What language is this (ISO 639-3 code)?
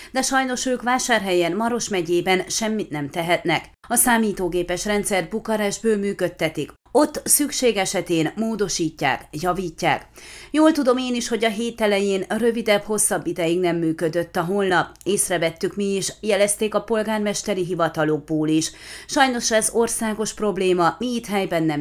hun